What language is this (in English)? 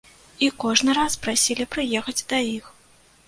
Belarusian